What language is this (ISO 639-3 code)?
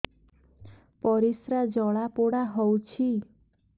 ori